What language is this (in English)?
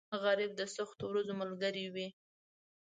Pashto